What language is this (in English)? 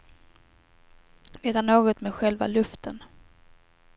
Swedish